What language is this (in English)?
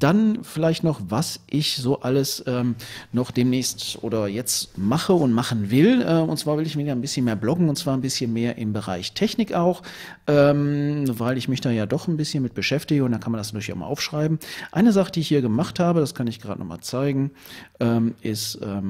German